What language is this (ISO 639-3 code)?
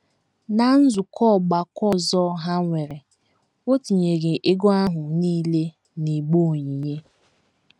ibo